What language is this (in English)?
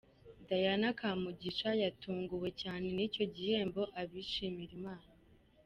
Kinyarwanda